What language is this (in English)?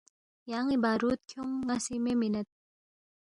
Balti